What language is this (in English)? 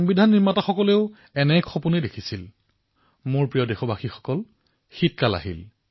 Assamese